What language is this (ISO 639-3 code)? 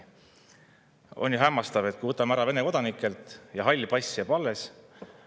est